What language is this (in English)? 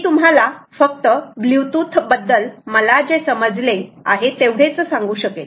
Marathi